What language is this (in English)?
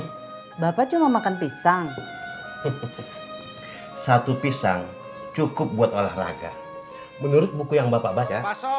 Indonesian